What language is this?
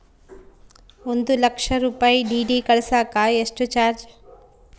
Kannada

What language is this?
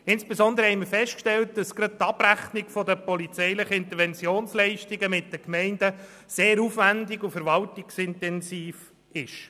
Swiss German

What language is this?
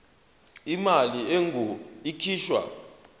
Zulu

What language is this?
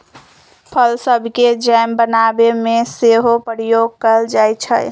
Magahi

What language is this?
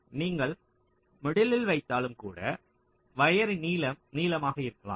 Tamil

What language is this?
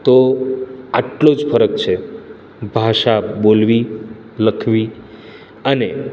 Gujarati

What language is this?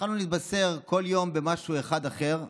Hebrew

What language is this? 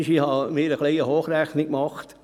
Swiss German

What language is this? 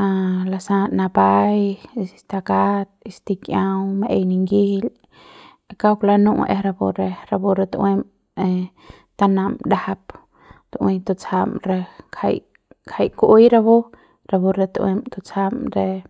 Central Pame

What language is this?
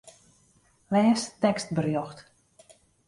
Western Frisian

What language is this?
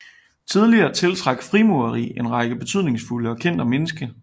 Danish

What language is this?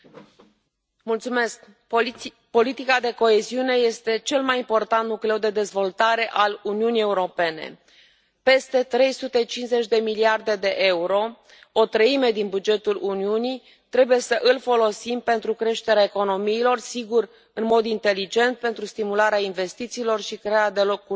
Romanian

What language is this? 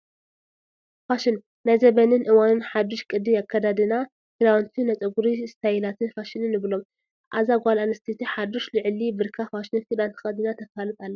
Tigrinya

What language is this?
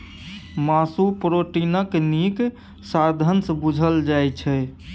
Maithili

